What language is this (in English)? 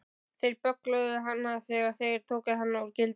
Icelandic